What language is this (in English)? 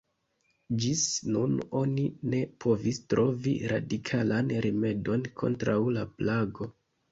Esperanto